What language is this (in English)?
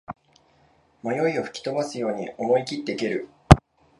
Japanese